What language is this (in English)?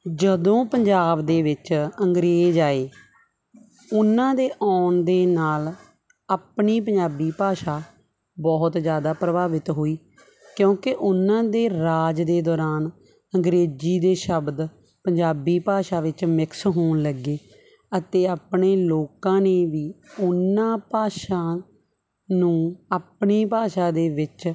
Punjabi